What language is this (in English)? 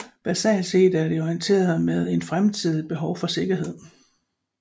Danish